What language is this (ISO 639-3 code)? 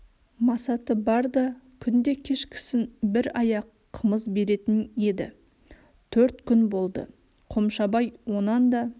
kaz